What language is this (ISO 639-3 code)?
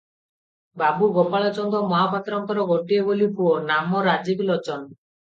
ori